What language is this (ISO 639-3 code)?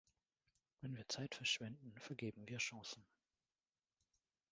deu